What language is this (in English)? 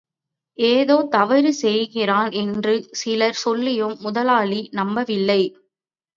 Tamil